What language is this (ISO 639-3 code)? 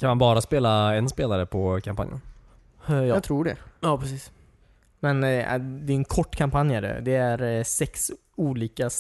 swe